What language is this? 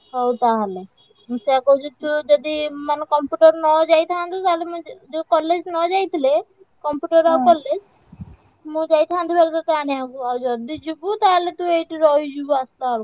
Odia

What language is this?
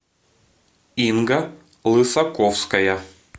Russian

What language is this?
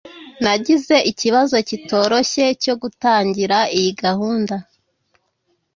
Kinyarwanda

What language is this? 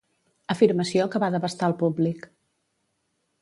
Catalan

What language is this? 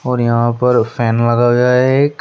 Hindi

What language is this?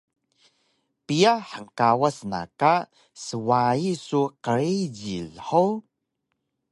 Taroko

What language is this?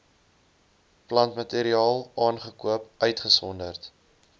Afrikaans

